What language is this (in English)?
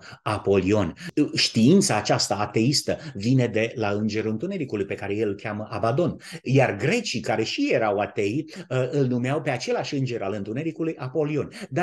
Romanian